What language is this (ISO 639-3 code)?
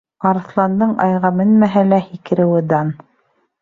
bak